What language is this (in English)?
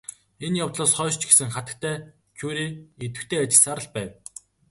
Mongolian